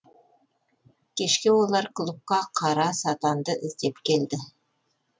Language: Kazakh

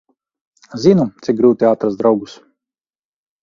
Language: Latvian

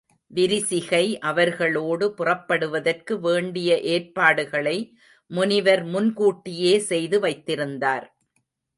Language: Tamil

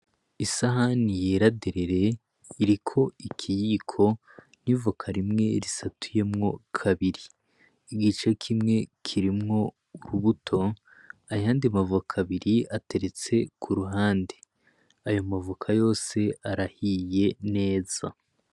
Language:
Rundi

